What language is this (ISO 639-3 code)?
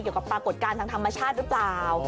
tha